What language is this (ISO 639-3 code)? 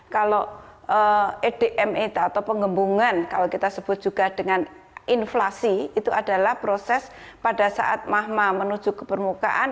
ind